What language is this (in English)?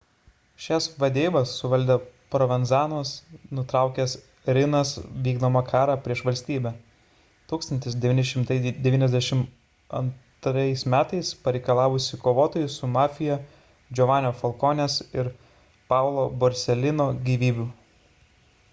Lithuanian